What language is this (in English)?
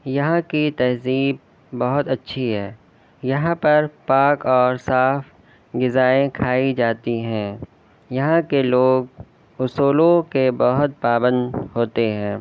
Urdu